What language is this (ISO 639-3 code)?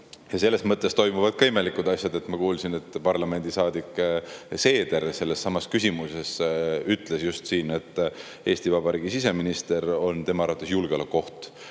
est